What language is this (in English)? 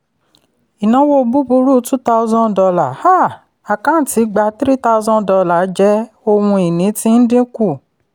Yoruba